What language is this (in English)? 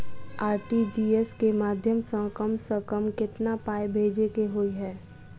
Maithili